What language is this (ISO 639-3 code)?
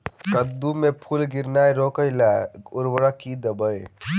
mai